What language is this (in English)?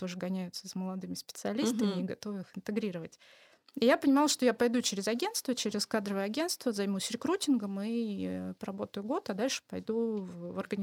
Russian